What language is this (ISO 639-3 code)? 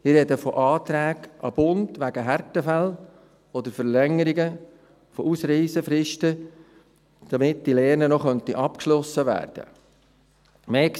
gsw